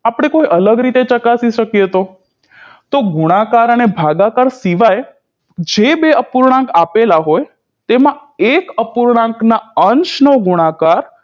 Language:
Gujarati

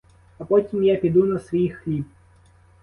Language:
Ukrainian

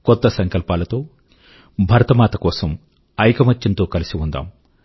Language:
Telugu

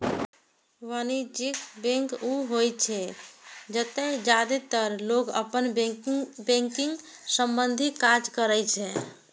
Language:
Maithili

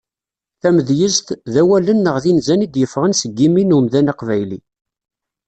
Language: Kabyle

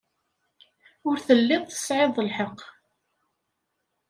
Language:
Kabyle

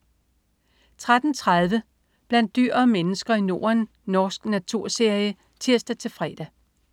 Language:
Danish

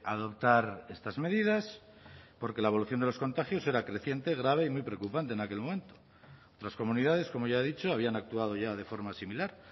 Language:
Spanish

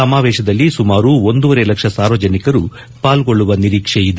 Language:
Kannada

